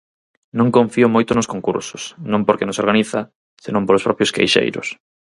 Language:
Galician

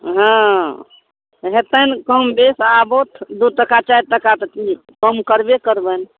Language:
Maithili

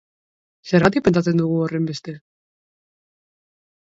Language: Basque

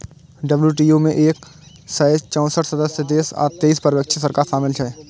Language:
Maithili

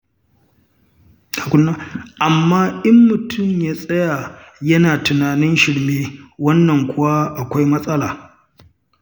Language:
Hausa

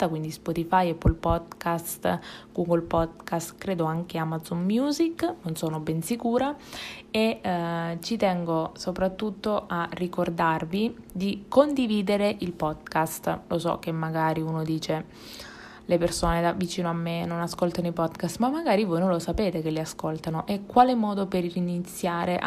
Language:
Italian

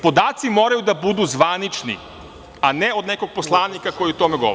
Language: Serbian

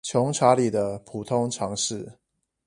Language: Chinese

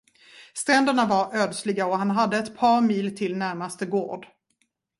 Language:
Swedish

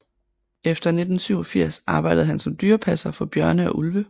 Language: Danish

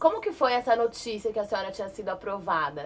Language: Portuguese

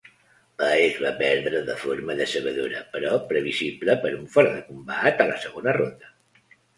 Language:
Catalan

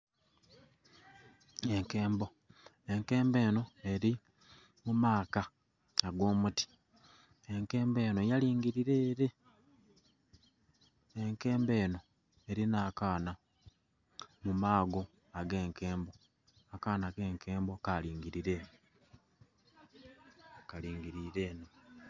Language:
Soga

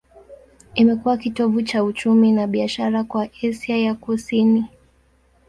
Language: Swahili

